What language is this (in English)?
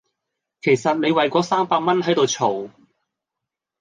Cantonese